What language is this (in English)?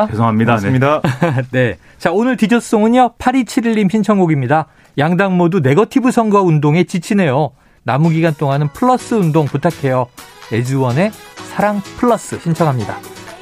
Korean